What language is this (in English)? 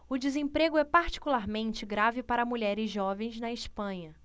Portuguese